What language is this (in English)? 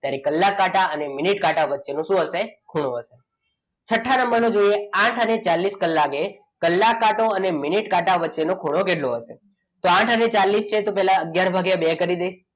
Gujarati